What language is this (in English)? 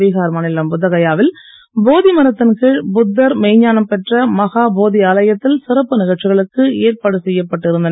Tamil